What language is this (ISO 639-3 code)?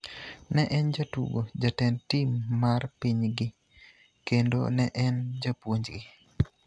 luo